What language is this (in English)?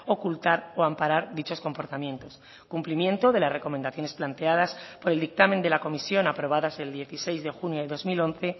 Spanish